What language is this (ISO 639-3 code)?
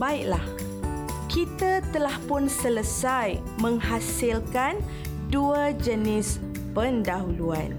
msa